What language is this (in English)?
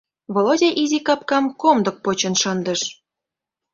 Mari